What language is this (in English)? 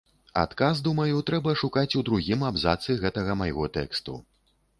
Belarusian